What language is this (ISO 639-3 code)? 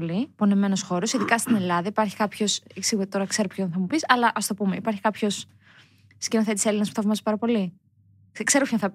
ell